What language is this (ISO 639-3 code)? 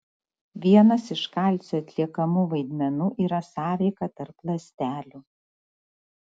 lit